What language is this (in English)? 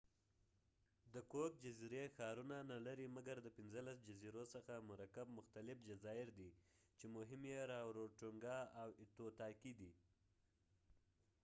Pashto